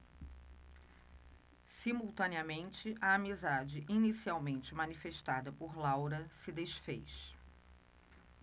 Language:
Portuguese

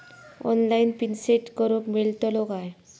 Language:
Marathi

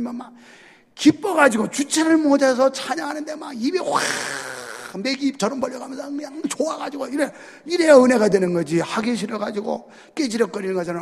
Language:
Korean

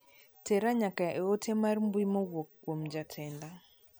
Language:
Luo (Kenya and Tanzania)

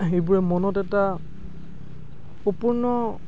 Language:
Assamese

